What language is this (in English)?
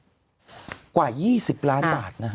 Thai